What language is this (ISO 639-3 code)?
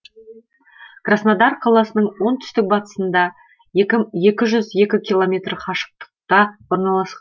kaz